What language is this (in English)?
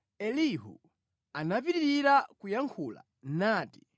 Nyanja